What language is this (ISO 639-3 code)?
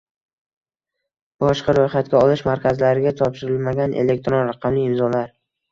uzb